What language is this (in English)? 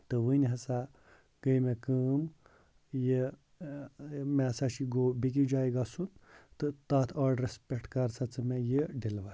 Kashmiri